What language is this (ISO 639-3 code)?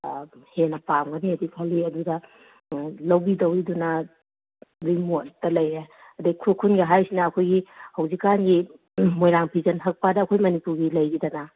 mni